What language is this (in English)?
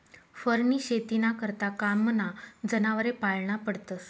Marathi